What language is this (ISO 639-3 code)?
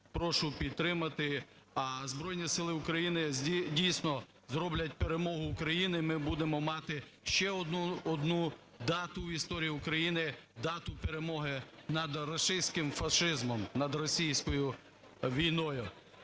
ukr